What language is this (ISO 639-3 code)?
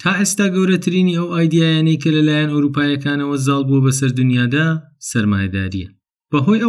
fas